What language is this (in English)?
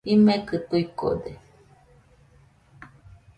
Nüpode Huitoto